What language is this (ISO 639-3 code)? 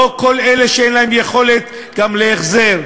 heb